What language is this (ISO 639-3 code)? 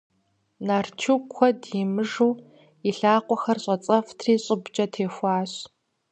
kbd